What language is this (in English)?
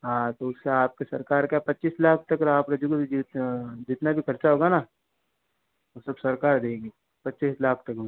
Hindi